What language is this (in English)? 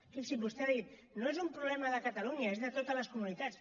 Catalan